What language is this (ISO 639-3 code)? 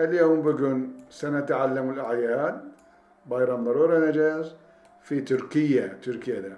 tur